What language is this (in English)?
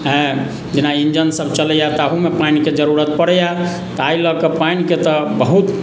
Maithili